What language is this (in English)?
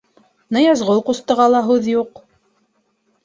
Bashkir